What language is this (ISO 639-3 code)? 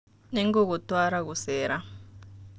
kik